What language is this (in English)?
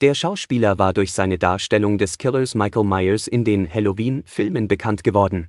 German